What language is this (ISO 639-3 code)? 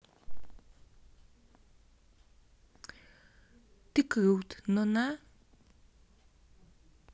rus